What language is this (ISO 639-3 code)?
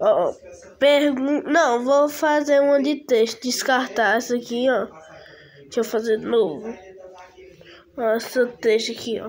por